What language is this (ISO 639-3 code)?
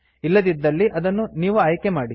kan